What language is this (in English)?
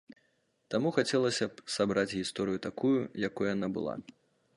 Belarusian